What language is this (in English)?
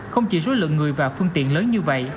Vietnamese